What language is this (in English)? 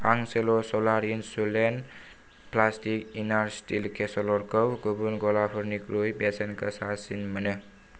Bodo